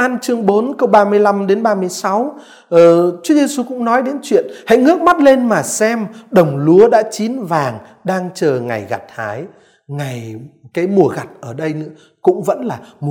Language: Vietnamese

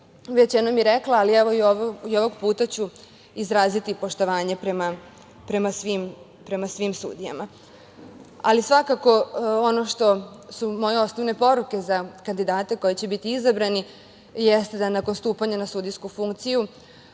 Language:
Serbian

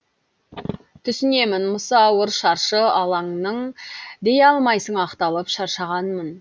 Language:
Kazakh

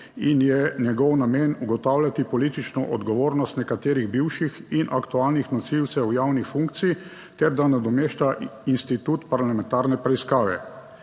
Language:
Slovenian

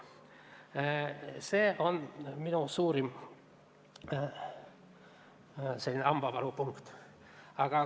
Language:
Estonian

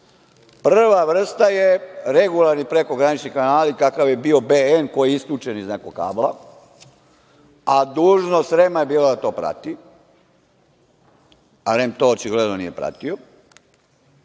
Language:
Serbian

